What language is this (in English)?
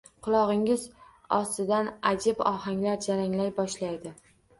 Uzbek